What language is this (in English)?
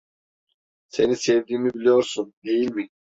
Turkish